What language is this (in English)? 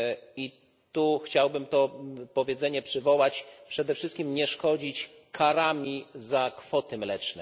Polish